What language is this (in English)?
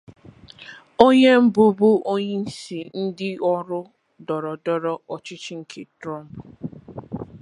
Igbo